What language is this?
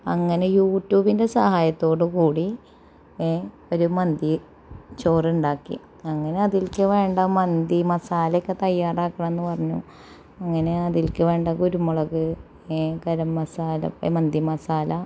Malayalam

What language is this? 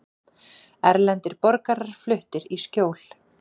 Icelandic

